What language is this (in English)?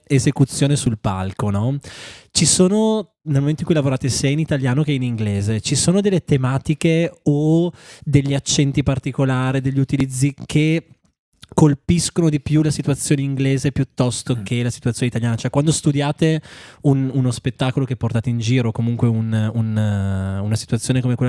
Italian